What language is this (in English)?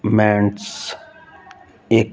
Punjabi